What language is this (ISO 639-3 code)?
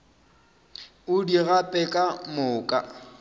nso